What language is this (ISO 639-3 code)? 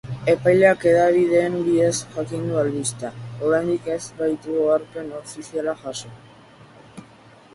eus